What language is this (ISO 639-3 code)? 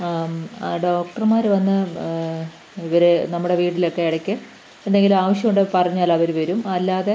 mal